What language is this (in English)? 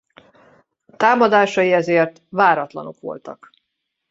Hungarian